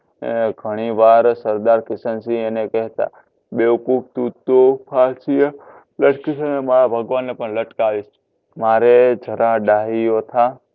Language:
Gujarati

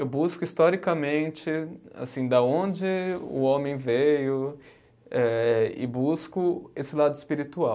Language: Portuguese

